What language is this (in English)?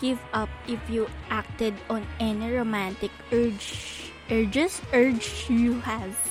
Filipino